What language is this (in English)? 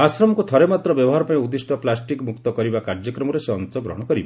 Odia